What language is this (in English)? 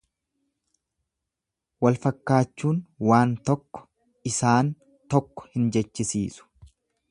Oromo